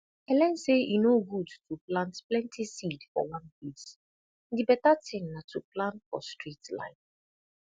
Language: Nigerian Pidgin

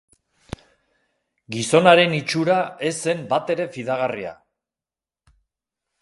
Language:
Basque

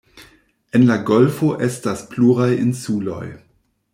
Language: Esperanto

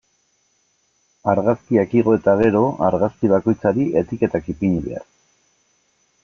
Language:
Basque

